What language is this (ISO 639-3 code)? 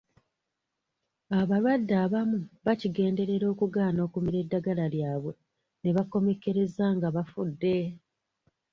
lug